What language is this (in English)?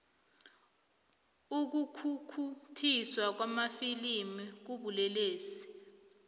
South Ndebele